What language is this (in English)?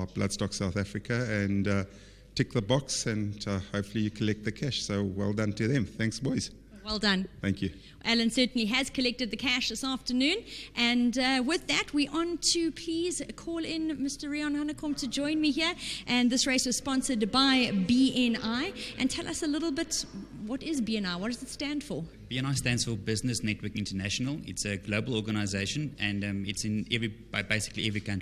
English